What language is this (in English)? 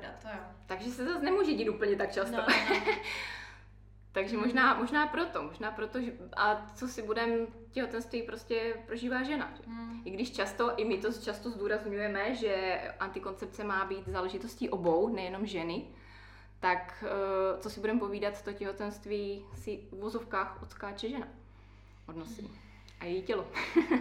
Czech